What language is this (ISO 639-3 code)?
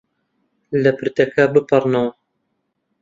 ckb